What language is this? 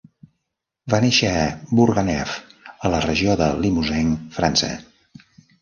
Catalan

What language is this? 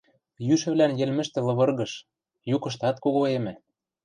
Western Mari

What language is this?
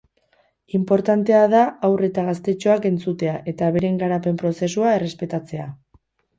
Basque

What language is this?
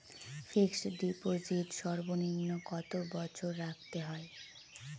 Bangla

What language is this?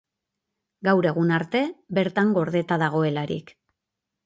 Basque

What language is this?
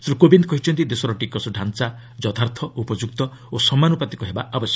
Odia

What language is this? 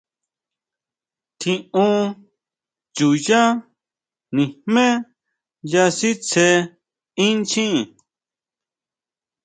Huautla Mazatec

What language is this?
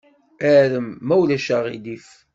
Kabyle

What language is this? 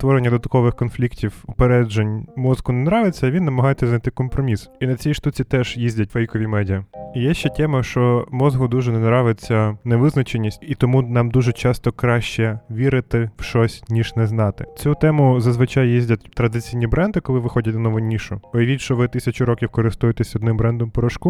Ukrainian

